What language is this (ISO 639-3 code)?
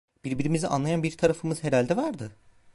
tur